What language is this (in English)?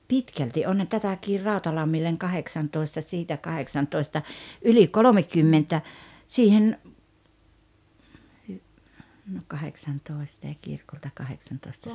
Finnish